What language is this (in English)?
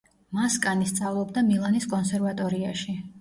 Georgian